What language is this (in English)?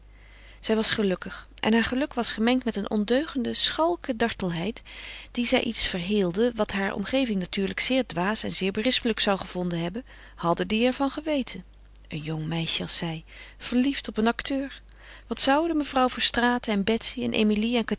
Dutch